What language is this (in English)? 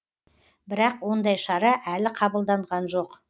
Kazakh